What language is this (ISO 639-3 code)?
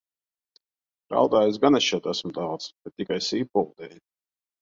lav